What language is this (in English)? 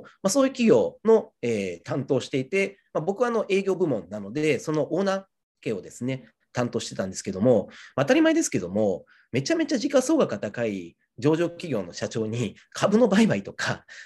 Japanese